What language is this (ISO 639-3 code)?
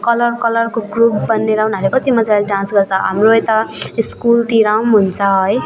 nep